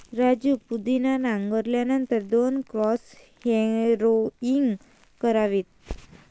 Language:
Marathi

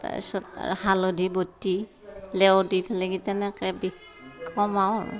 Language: Assamese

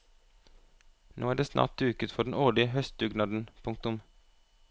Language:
Norwegian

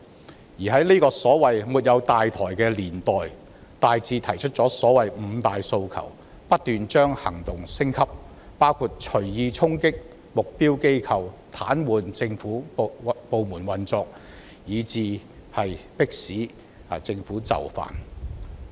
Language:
Cantonese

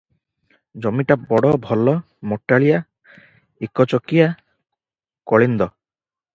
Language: Odia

